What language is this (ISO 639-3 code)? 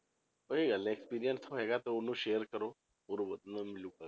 pan